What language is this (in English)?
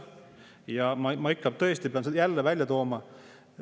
Estonian